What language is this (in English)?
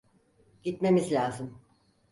Turkish